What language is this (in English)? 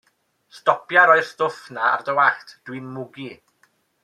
Welsh